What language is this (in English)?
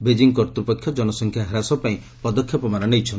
Odia